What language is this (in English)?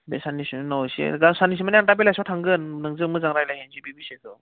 Bodo